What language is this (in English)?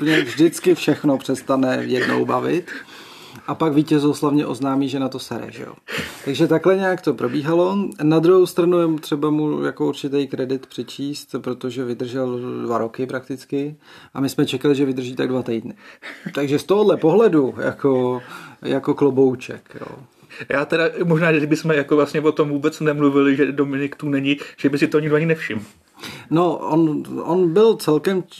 Czech